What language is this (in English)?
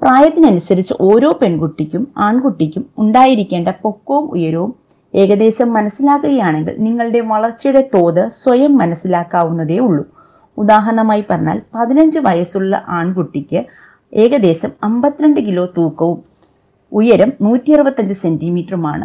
Malayalam